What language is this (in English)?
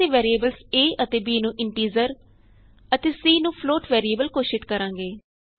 Punjabi